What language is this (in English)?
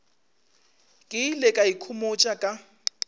Northern Sotho